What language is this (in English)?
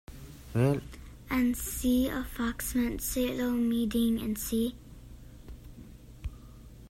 Hakha Chin